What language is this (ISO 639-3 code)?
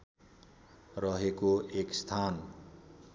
nep